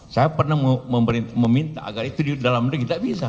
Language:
Indonesian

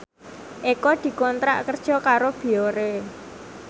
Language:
Javanese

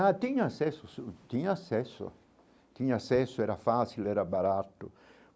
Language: Portuguese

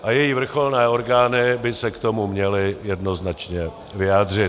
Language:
Czech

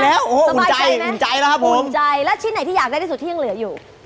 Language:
Thai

